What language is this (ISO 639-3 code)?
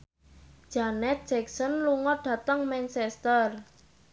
jav